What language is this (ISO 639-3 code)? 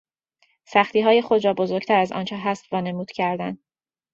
fas